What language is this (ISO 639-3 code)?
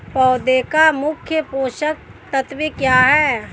hin